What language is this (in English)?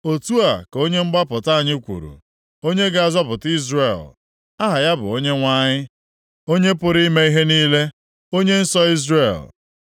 Igbo